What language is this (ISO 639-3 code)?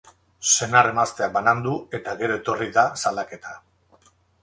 eus